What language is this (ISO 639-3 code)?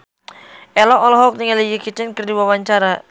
sun